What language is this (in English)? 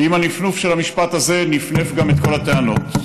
Hebrew